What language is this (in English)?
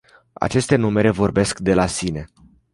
Romanian